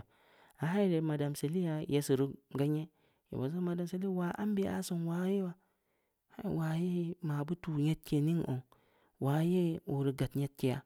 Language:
Samba Leko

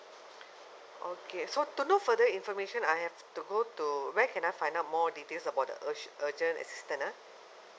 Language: English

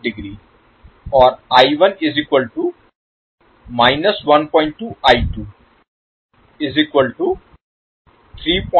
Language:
Hindi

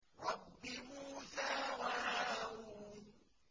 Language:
Arabic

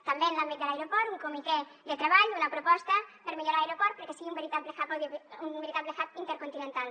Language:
Catalan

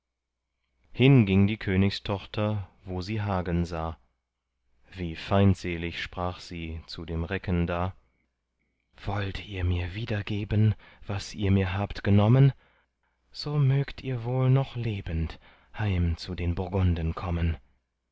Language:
German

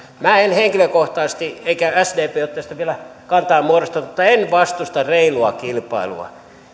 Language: Finnish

